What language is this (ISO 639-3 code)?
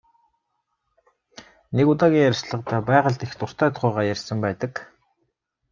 mon